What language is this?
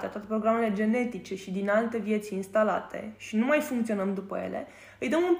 Romanian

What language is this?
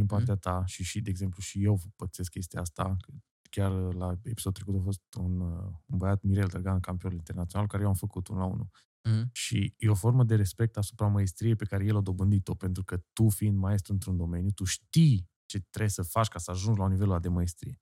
Romanian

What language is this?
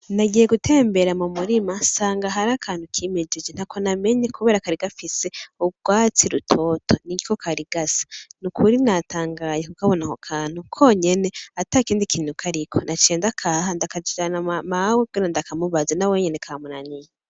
Rundi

